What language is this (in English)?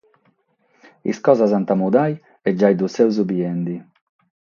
Sardinian